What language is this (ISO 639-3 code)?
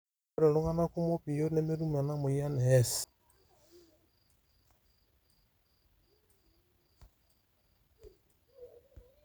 mas